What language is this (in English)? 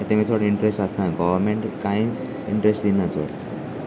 Konkani